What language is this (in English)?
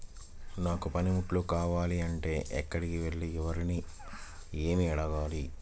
Telugu